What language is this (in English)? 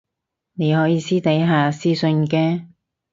Cantonese